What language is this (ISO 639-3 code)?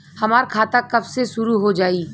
bho